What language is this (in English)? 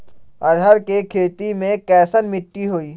Magahi